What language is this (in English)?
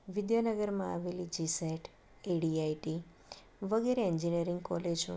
Gujarati